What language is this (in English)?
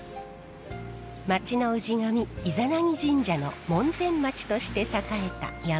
Japanese